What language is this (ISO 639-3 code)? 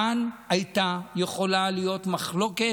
heb